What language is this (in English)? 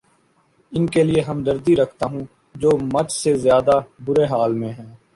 Urdu